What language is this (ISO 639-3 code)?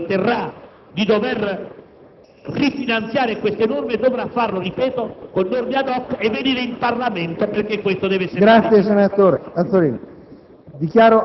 ita